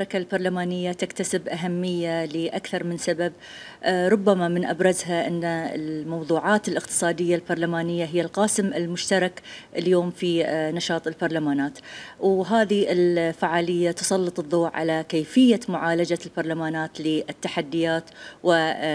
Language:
Arabic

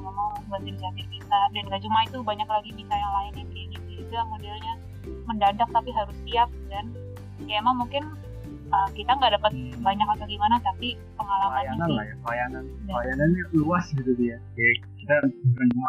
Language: Indonesian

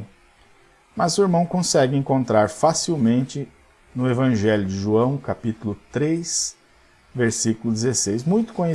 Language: Portuguese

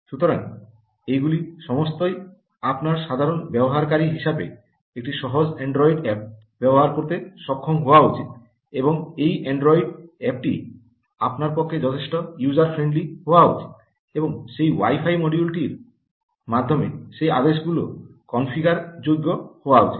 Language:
Bangla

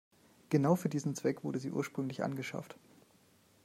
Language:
German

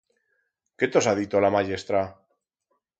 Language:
Aragonese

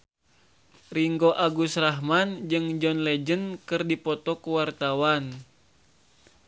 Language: Sundanese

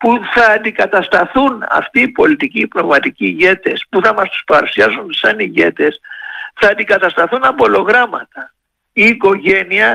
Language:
Greek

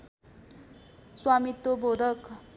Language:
Nepali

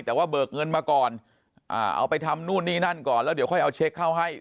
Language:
Thai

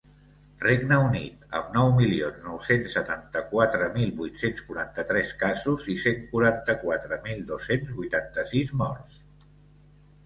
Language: Catalan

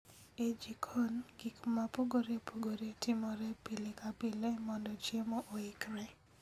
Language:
Luo (Kenya and Tanzania)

